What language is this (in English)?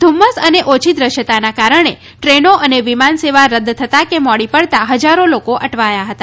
Gujarati